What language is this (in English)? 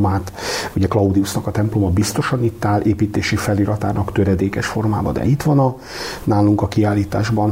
Hungarian